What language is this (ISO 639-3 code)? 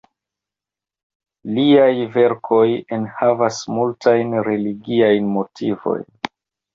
epo